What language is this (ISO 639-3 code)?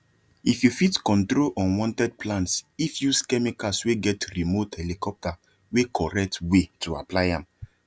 pcm